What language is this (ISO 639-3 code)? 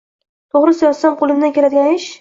uzb